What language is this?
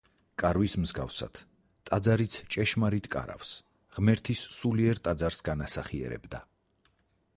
Georgian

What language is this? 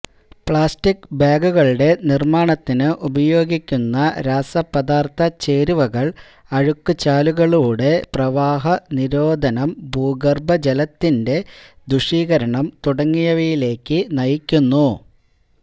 Malayalam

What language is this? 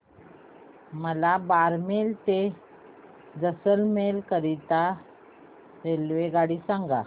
Marathi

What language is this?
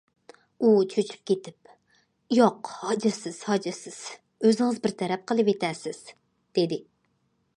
Uyghur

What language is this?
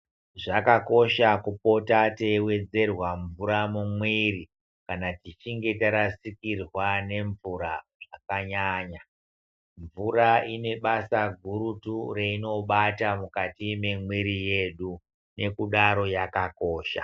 Ndau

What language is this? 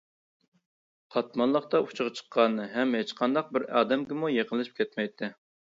Uyghur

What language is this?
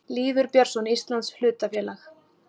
Icelandic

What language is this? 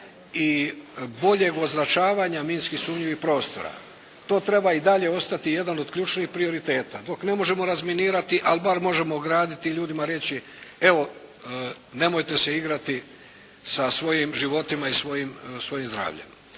Croatian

